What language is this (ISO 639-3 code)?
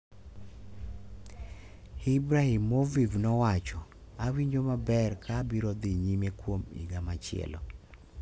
luo